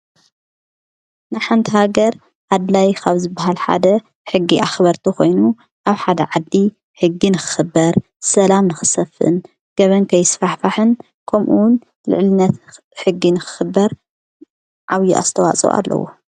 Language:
Tigrinya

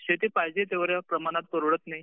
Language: Marathi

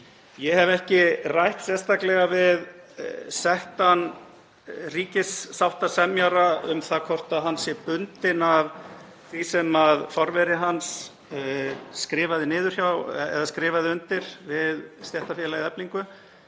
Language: Icelandic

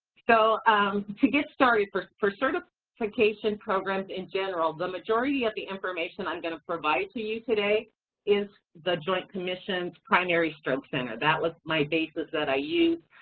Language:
English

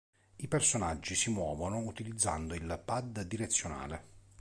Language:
Italian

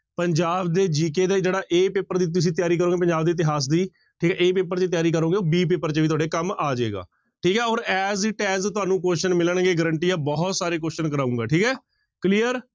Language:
Punjabi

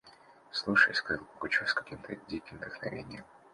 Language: Russian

